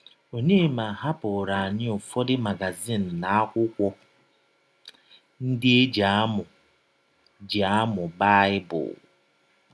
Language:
Igbo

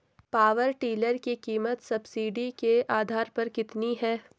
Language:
Hindi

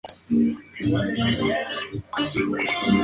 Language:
Spanish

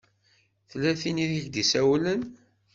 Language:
Kabyle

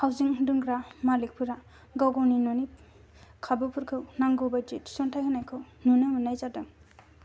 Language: Bodo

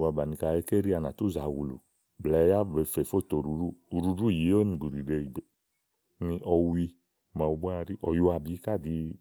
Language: Igo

